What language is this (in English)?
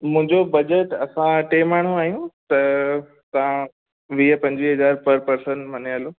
Sindhi